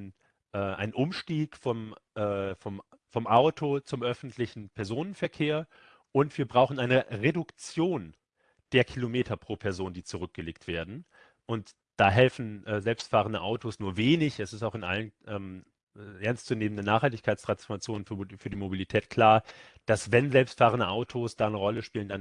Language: German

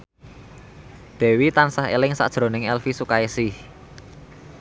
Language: Javanese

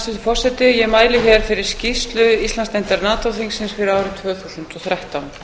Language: Icelandic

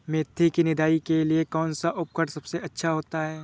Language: Hindi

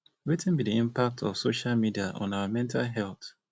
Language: Nigerian Pidgin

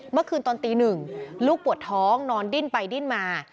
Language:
Thai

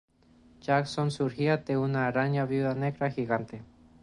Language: Spanish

